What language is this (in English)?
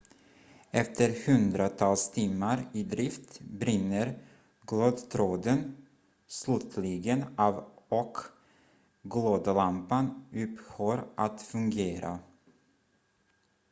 Swedish